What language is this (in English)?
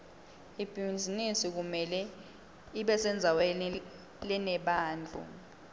Swati